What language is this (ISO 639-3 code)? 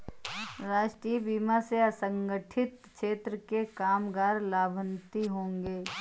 hin